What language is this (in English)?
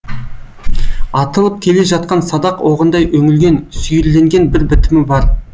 Kazakh